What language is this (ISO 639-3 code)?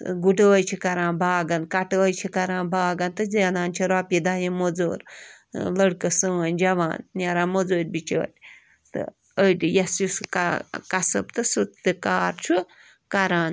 kas